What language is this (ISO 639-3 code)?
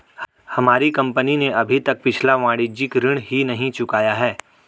hin